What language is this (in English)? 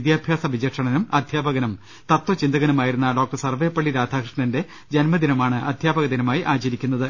Malayalam